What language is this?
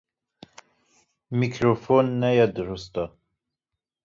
Kurdish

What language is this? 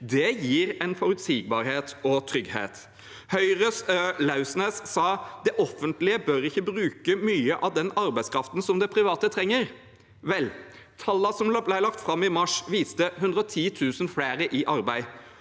Norwegian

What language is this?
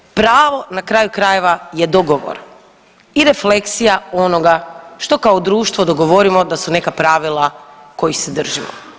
Croatian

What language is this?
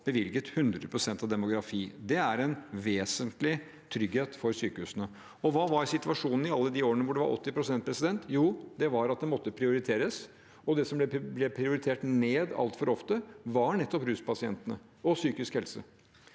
Norwegian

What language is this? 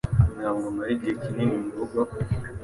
Kinyarwanda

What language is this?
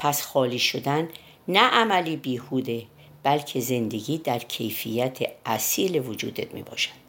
Persian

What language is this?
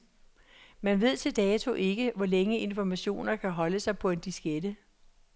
Danish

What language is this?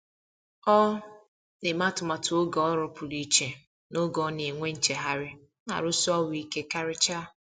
Igbo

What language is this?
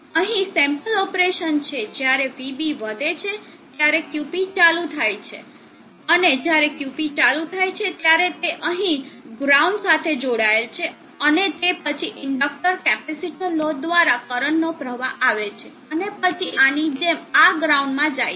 Gujarati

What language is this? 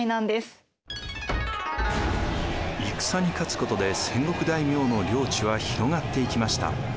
Japanese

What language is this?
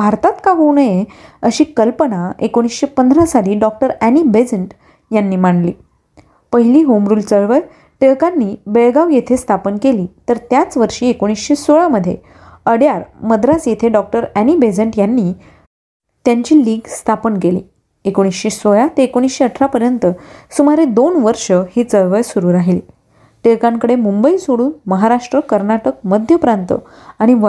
Marathi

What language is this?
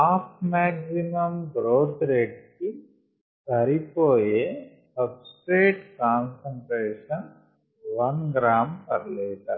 Telugu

